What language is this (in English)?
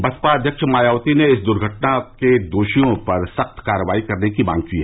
Hindi